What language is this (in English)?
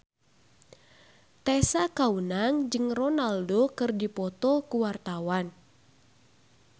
Sundanese